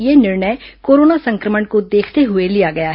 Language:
Hindi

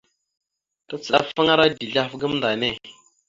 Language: Mada (Cameroon)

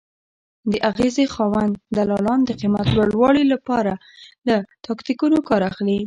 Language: Pashto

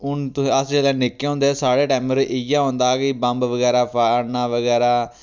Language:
Dogri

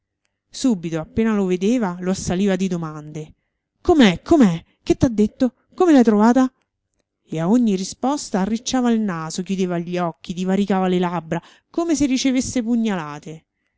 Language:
Italian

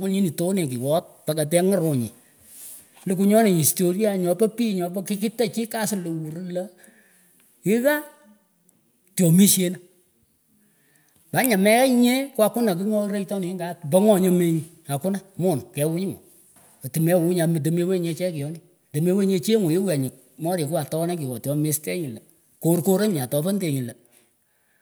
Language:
Pökoot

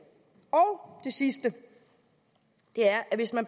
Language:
Danish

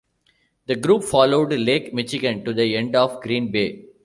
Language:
English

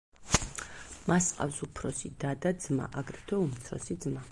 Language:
Georgian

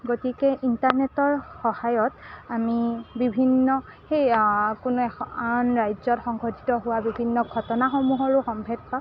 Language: Assamese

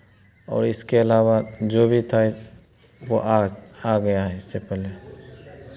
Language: Hindi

